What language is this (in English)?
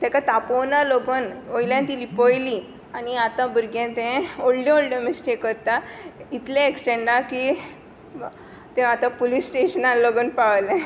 Konkani